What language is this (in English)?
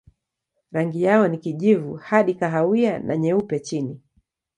Swahili